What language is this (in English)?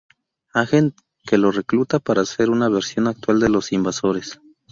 Spanish